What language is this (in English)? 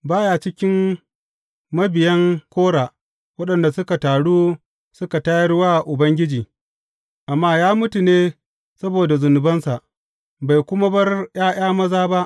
Hausa